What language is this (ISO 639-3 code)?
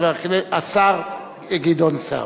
heb